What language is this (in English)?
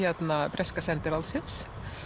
Icelandic